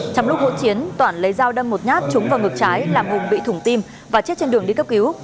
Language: Vietnamese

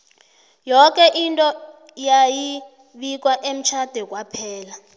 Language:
South Ndebele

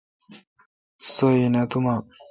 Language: Kalkoti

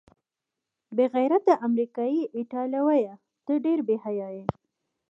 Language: Pashto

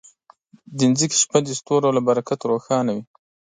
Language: Pashto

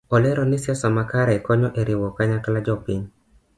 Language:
Luo (Kenya and Tanzania)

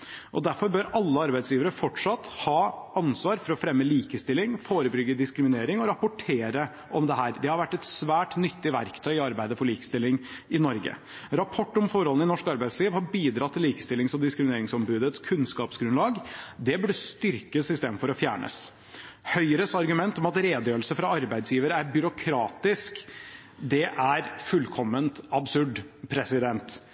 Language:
Norwegian Bokmål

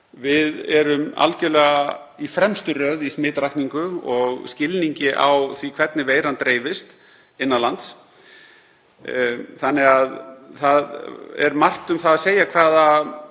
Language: Icelandic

